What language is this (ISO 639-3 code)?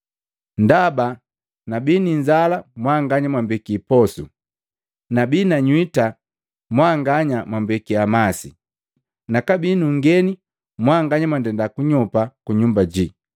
mgv